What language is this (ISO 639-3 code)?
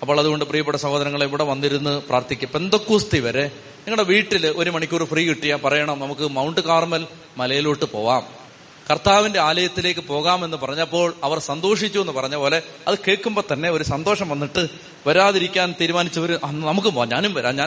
mal